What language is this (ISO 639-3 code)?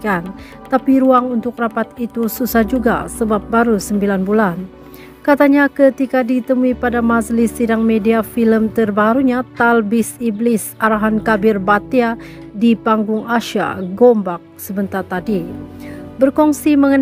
msa